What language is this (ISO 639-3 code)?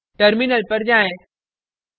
hin